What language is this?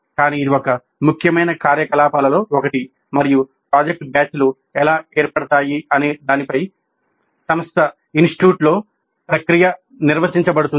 Telugu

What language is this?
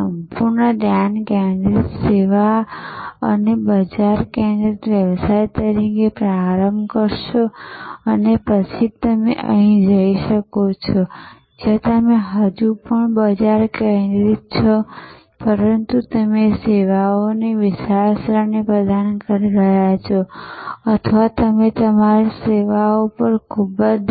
Gujarati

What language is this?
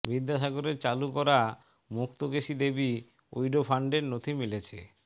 Bangla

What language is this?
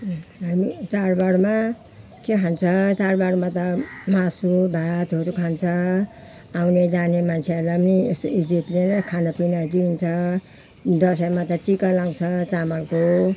Nepali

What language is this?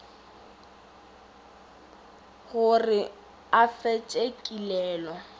Northern Sotho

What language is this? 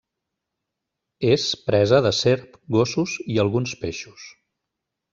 Catalan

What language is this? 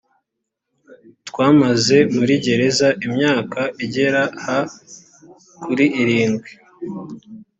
Kinyarwanda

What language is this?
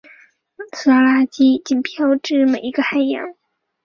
Chinese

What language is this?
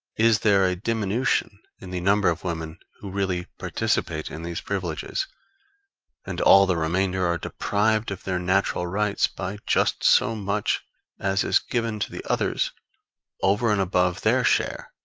English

